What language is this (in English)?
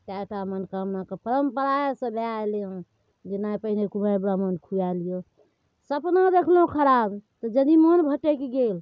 Maithili